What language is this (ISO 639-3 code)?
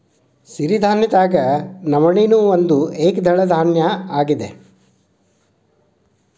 kan